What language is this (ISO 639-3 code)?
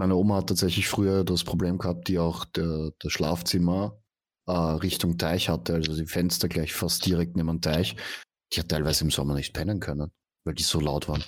deu